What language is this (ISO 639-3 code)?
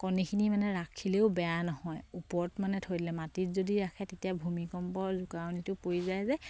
asm